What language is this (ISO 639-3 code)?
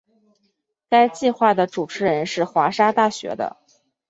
zho